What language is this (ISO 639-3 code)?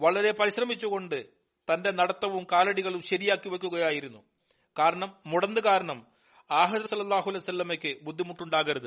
mal